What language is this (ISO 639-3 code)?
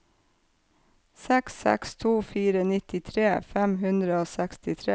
nor